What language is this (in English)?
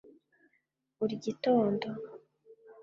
Kinyarwanda